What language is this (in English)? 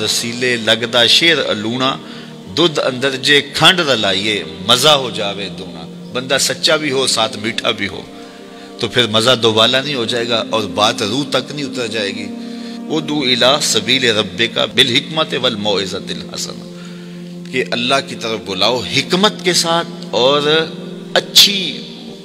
Urdu